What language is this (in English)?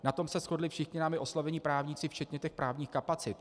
Czech